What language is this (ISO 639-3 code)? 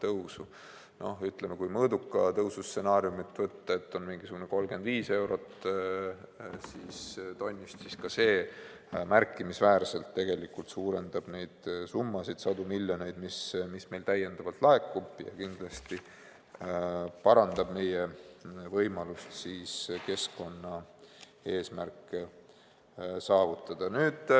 est